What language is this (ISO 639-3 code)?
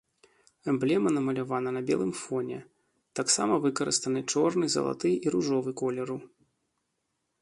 bel